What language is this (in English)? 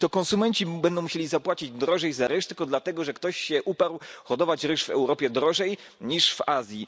Polish